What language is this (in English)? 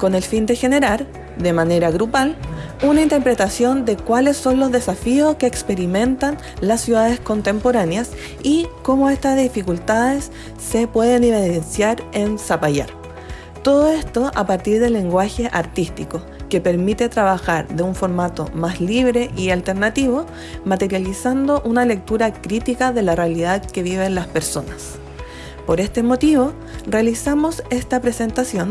Spanish